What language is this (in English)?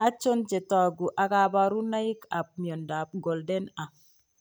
Kalenjin